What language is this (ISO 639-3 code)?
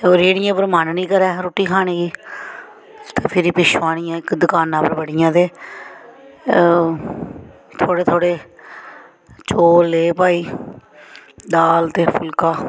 doi